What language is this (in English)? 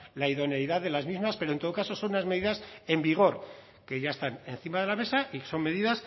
Spanish